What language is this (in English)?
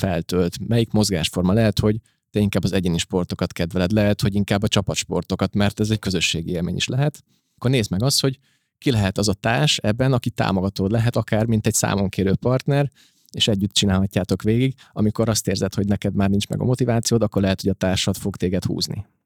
Hungarian